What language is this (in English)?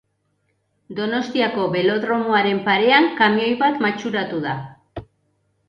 Basque